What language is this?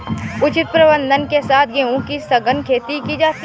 Hindi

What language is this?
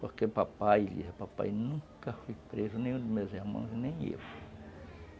Portuguese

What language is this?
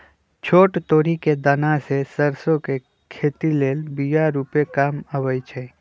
Magahi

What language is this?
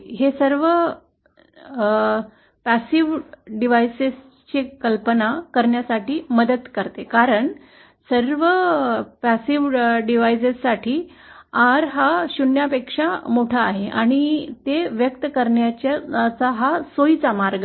Marathi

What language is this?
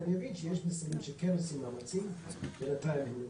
Hebrew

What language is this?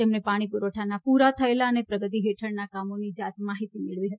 Gujarati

